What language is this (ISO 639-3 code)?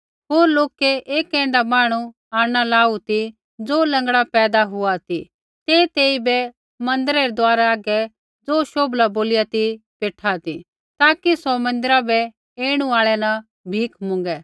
kfx